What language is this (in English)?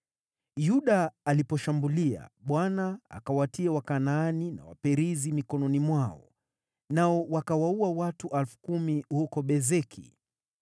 Swahili